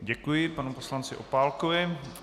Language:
Czech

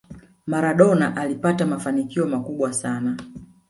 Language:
Swahili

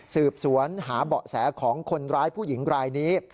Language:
Thai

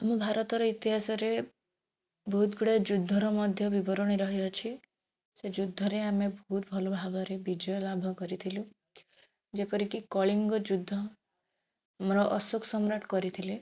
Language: Odia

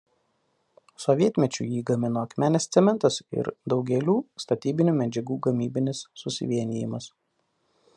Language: Lithuanian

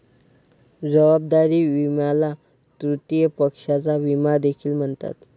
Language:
Marathi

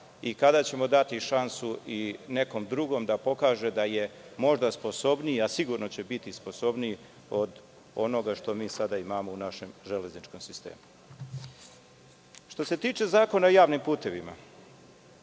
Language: Serbian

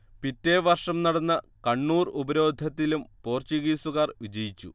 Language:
Malayalam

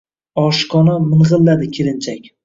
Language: Uzbek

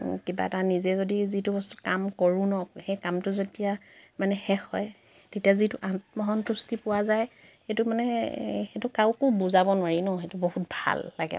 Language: Assamese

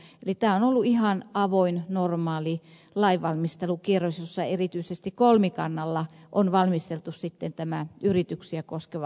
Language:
Finnish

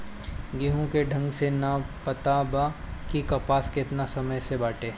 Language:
Bhojpuri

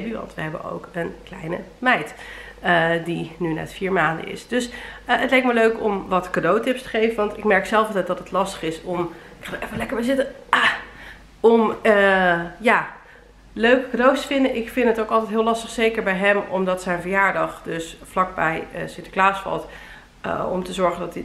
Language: Dutch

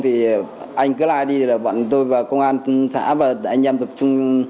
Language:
Vietnamese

